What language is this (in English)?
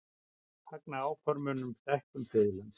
Icelandic